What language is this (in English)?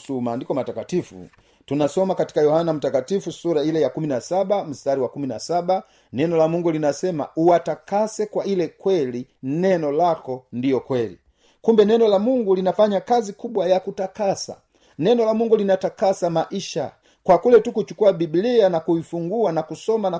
Swahili